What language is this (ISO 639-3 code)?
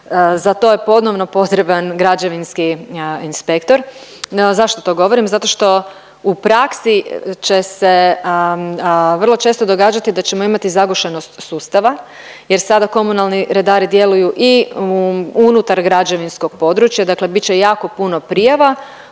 hrv